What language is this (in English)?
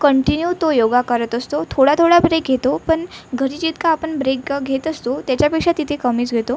Marathi